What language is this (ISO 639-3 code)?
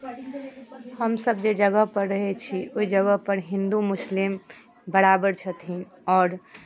mai